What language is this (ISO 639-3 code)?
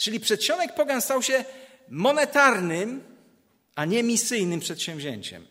pol